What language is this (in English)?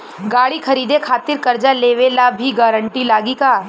Bhojpuri